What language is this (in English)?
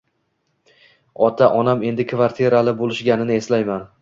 Uzbek